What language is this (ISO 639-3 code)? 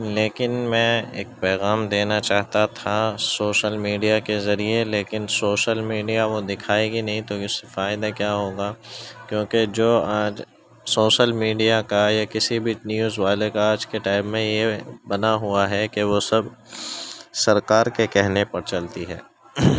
urd